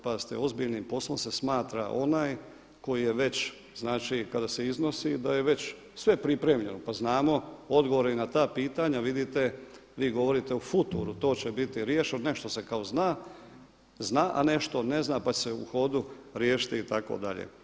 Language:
Croatian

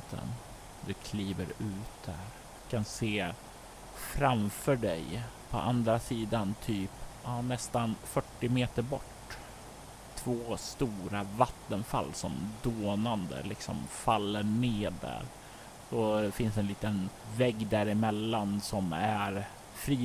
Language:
Swedish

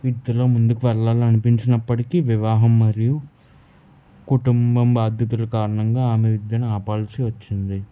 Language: Telugu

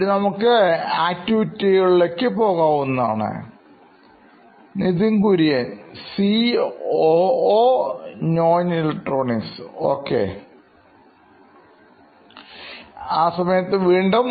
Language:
Malayalam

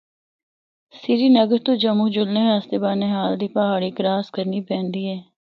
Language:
Northern Hindko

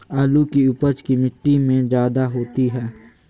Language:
Magahi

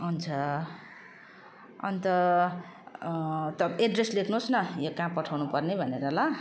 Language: Nepali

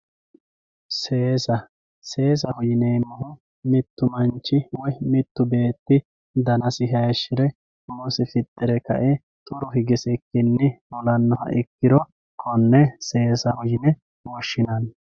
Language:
Sidamo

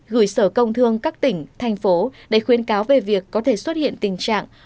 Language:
Vietnamese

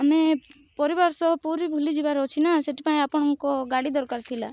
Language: Odia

